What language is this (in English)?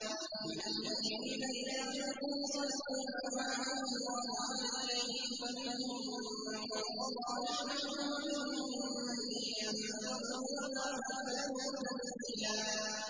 Arabic